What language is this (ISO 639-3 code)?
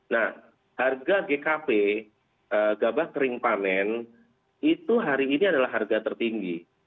ind